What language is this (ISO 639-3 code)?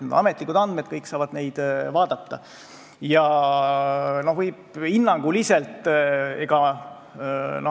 est